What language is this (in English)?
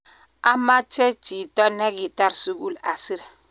Kalenjin